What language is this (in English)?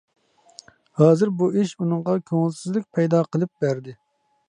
Uyghur